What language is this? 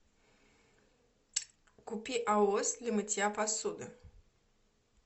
Russian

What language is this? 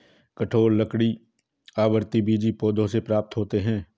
Hindi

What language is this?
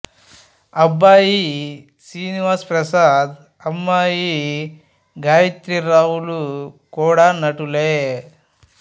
Telugu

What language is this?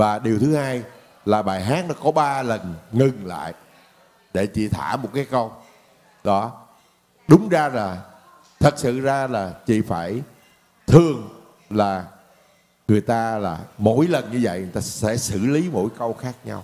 Vietnamese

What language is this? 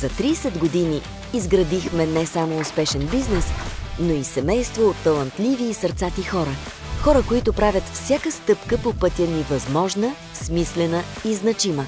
Bulgarian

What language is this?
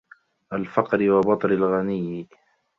Arabic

